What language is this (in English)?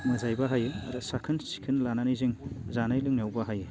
Bodo